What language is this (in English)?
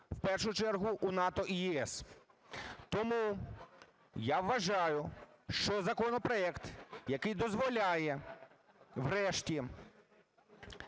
Ukrainian